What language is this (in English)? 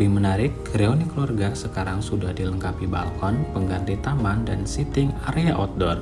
Indonesian